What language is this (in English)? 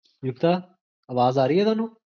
Punjabi